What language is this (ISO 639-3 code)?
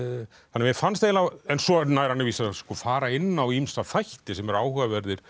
isl